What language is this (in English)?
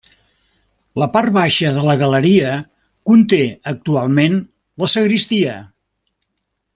Catalan